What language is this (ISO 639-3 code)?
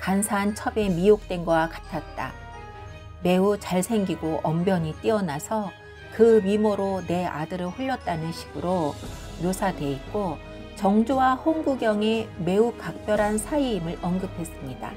kor